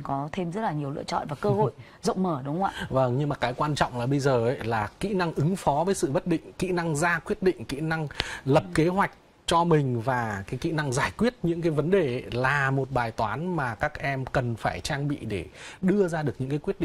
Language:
Vietnamese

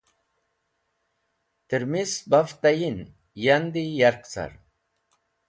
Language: Wakhi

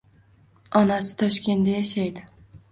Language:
Uzbek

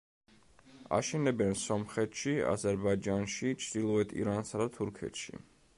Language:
Georgian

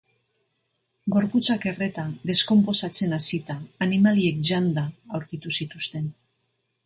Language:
Basque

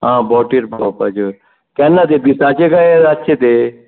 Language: Konkani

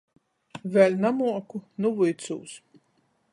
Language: Latgalian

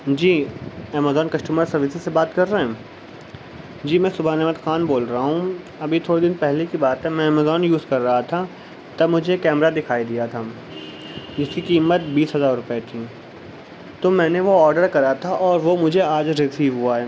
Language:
Urdu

